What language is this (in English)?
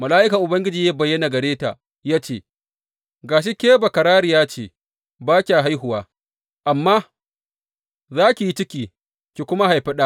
Hausa